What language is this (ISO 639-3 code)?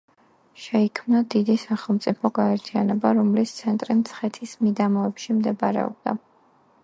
kat